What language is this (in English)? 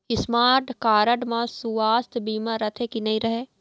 Chhattisgarhi